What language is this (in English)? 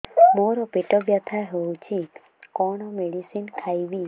Odia